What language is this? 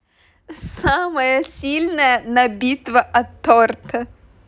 Russian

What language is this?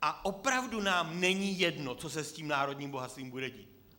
Czech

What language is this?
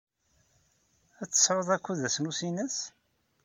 Kabyle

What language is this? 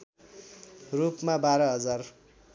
Nepali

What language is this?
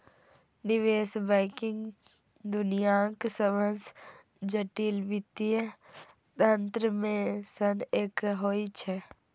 Maithili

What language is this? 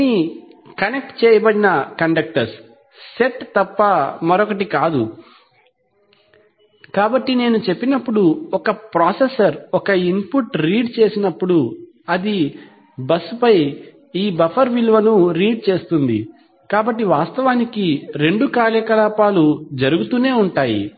Telugu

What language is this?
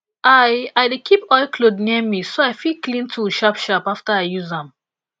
Nigerian Pidgin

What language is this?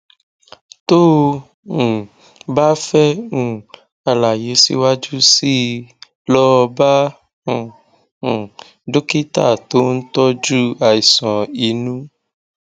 Yoruba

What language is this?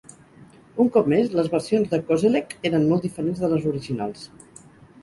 Catalan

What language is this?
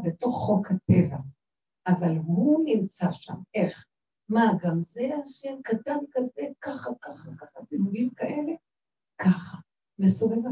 Hebrew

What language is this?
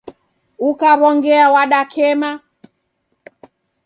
Taita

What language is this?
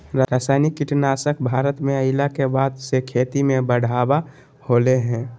Magahi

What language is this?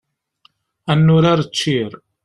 Kabyle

